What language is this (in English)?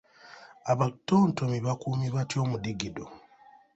Ganda